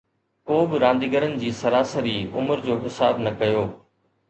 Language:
Sindhi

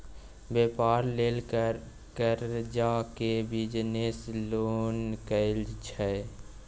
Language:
Maithili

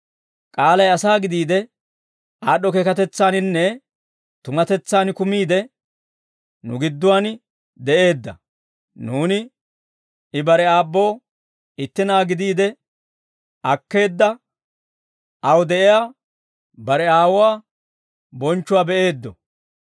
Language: Dawro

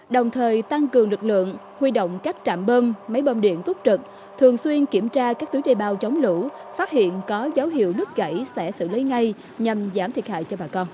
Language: Vietnamese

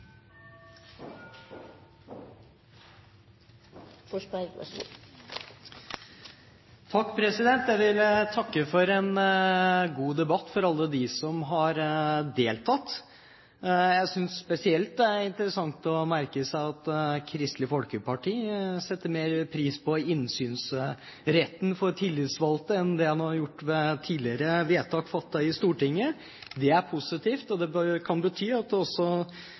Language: Norwegian Bokmål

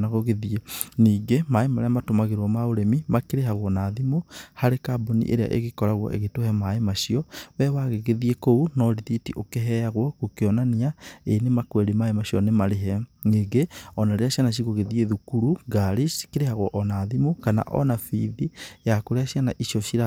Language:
Kikuyu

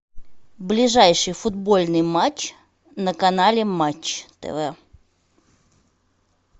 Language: Russian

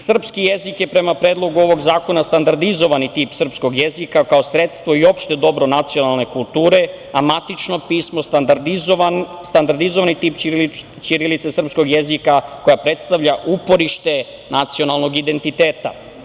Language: Serbian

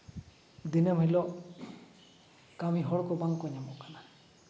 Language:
Santali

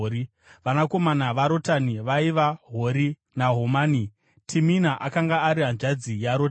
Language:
Shona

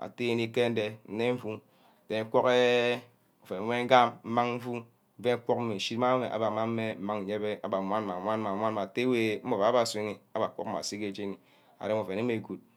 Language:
Ubaghara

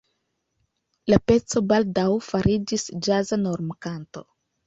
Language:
Esperanto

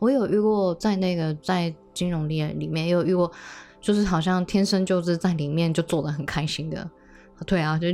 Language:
Chinese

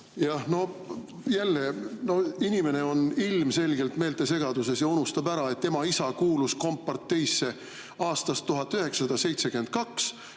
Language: Estonian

